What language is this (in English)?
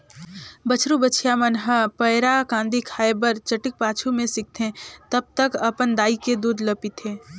Chhattisgarhi